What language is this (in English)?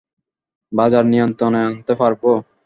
Bangla